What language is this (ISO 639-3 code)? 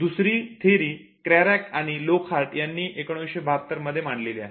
mar